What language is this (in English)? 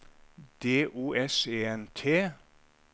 Norwegian